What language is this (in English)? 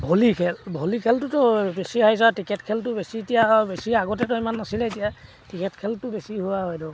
Assamese